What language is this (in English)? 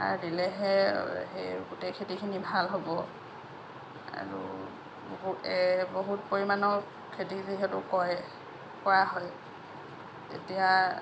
Assamese